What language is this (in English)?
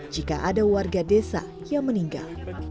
Indonesian